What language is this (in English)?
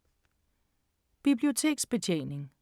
Danish